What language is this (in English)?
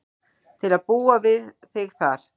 Icelandic